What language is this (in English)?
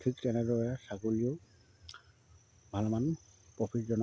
Assamese